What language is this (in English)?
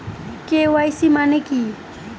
Bangla